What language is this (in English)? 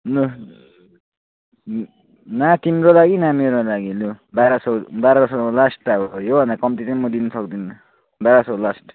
Nepali